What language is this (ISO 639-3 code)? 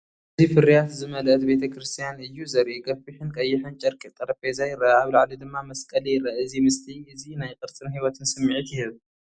tir